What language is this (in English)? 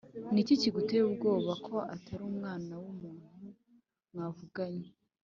Kinyarwanda